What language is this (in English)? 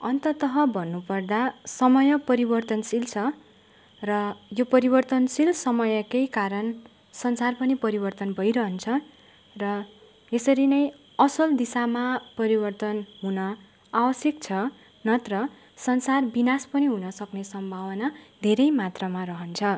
Nepali